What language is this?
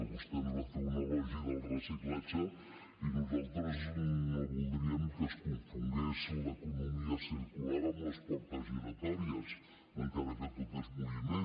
Catalan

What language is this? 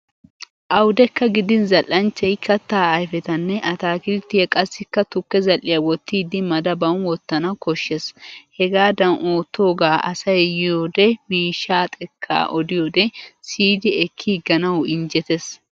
Wolaytta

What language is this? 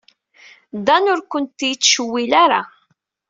Kabyle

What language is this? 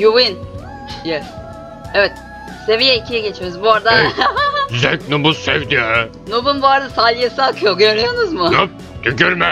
Turkish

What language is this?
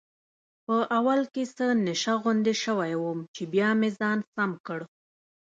Pashto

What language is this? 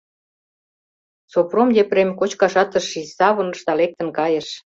Mari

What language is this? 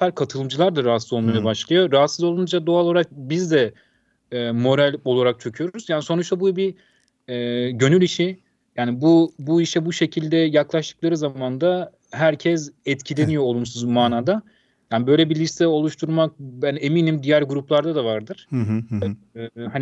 Turkish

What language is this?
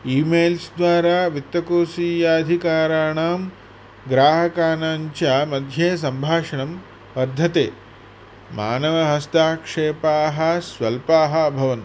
Sanskrit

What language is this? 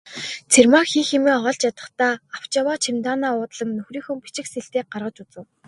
Mongolian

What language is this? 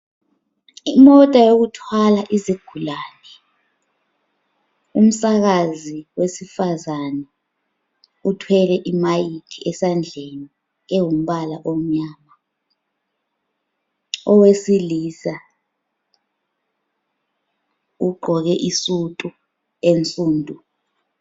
North Ndebele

